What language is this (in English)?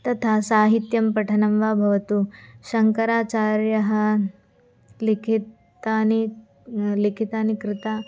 Sanskrit